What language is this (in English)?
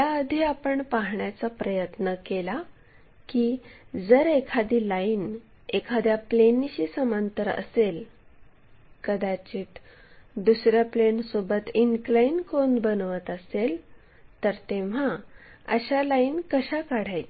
Marathi